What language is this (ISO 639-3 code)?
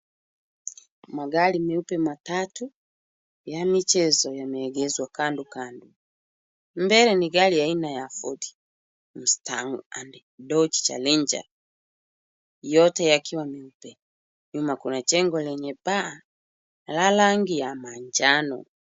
swa